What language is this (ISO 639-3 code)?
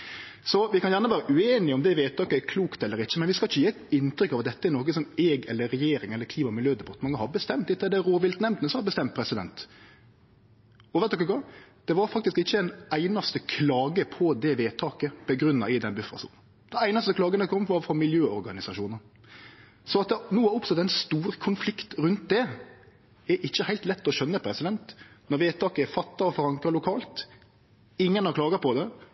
nno